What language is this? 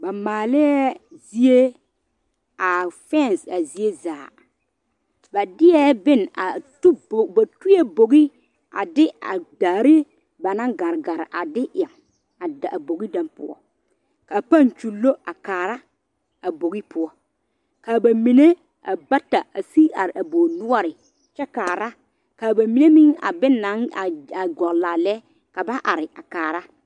Southern Dagaare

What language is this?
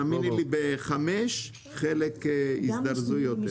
Hebrew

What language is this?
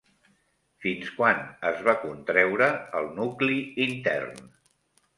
Catalan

